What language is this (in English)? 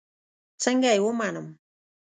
Pashto